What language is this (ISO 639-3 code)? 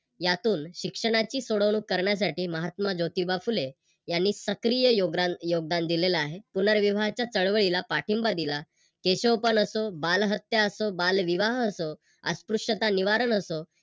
mar